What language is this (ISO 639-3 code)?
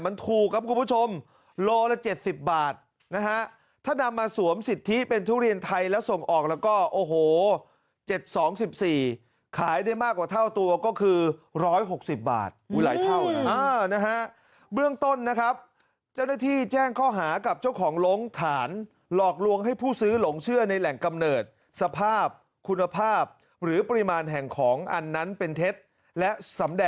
tha